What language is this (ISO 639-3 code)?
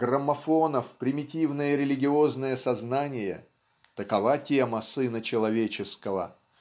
rus